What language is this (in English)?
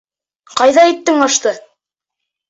Bashkir